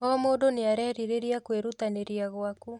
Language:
Kikuyu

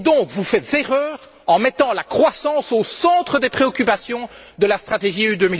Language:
French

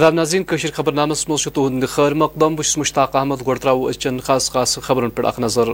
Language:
Urdu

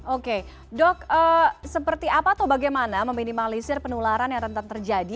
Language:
Indonesian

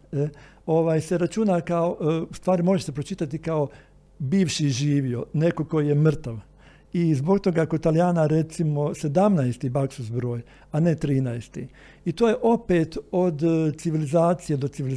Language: Croatian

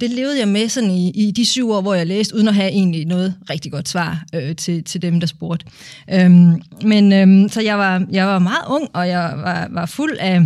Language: Danish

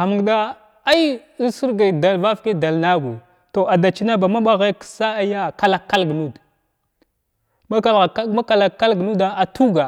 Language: Glavda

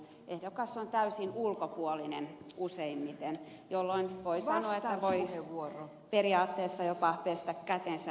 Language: Finnish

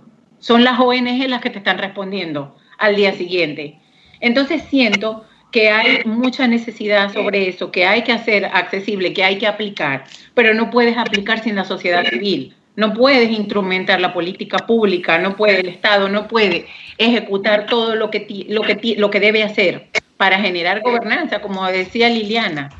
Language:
Spanish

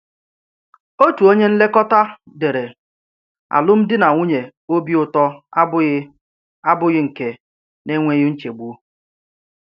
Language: Igbo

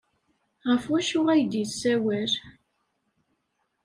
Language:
Kabyle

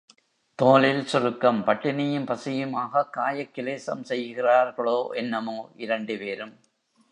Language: Tamil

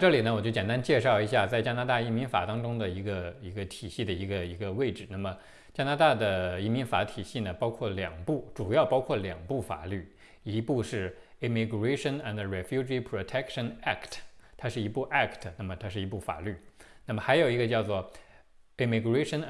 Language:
Chinese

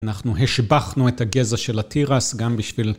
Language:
Hebrew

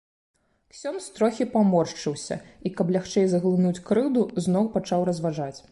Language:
Belarusian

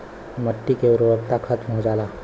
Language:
Bhojpuri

